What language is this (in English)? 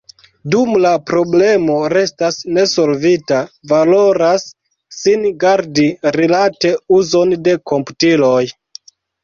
Esperanto